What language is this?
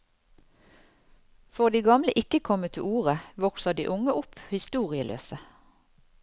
Norwegian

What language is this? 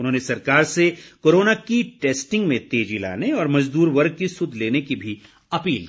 Hindi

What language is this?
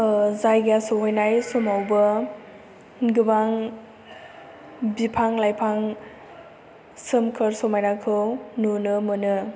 Bodo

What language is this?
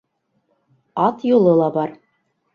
Bashkir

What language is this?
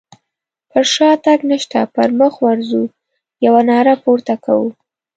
Pashto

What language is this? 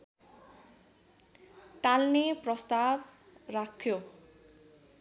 Nepali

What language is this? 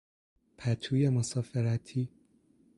Persian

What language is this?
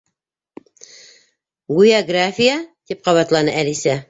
Bashkir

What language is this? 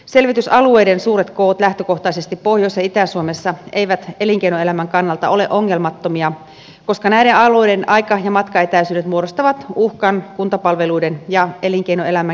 Finnish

